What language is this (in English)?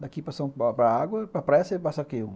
Portuguese